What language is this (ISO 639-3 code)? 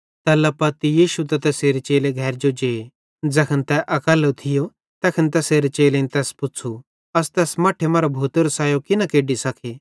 bhd